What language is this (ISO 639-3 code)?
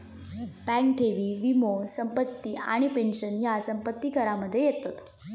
mar